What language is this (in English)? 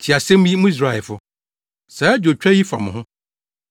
Akan